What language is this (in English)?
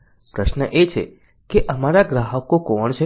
Gujarati